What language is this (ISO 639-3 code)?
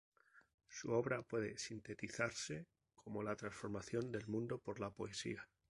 spa